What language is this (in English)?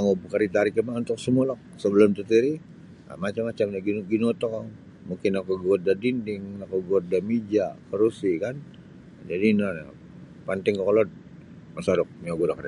Sabah Bisaya